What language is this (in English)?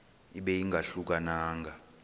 Xhosa